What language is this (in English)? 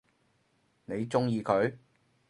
Cantonese